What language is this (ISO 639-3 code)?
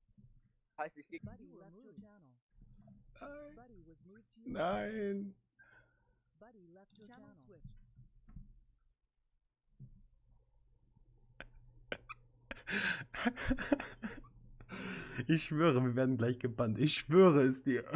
deu